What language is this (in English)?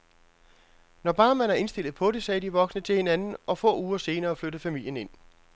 Danish